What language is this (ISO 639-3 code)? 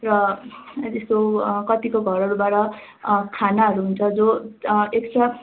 nep